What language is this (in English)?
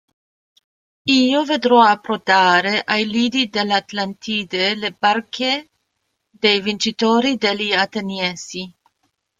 Italian